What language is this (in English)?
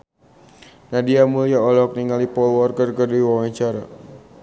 Sundanese